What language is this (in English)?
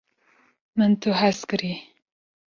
Kurdish